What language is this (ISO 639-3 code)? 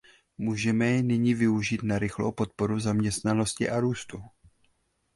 ces